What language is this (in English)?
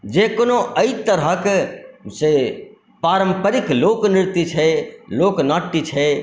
Maithili